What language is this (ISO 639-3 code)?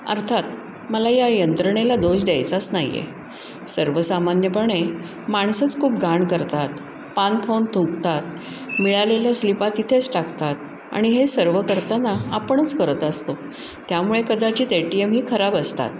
mar